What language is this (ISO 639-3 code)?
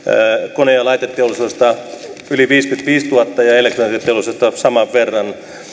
fin